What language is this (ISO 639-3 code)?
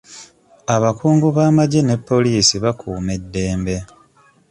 lug